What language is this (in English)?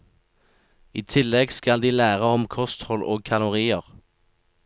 Norwegian